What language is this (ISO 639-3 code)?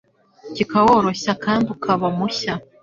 kin